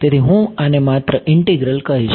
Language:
Gujarati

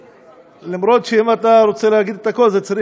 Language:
Hebrew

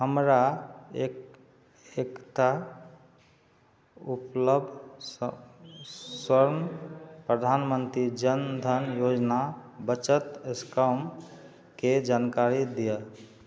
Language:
Maithili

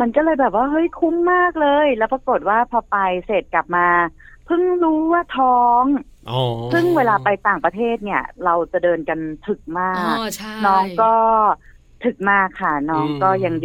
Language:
Thai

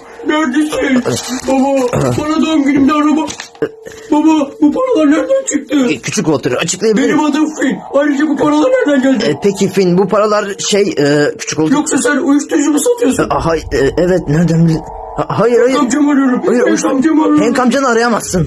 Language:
Turkish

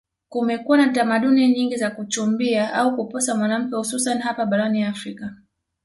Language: Swahili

